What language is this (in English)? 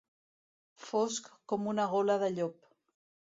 Catalan